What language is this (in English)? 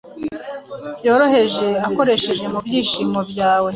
Kinyarwanda